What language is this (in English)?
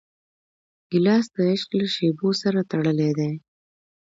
Pashto